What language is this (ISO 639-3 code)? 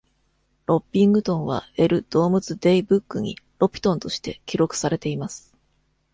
jpn